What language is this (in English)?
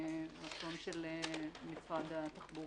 Hebrew